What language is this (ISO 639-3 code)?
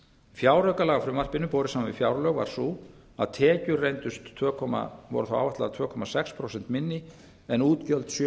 isl